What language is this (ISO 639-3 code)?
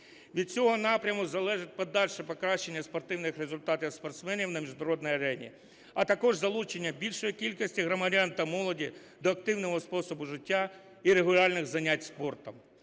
ukr